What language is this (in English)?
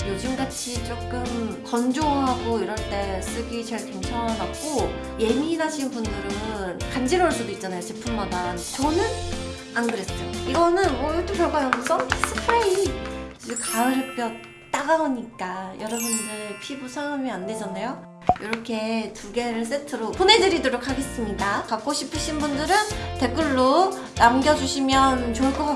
Korean